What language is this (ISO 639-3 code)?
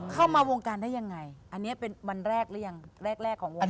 tha